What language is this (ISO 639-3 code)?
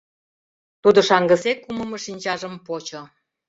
chm